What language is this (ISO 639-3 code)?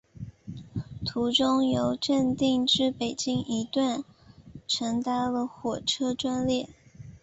zho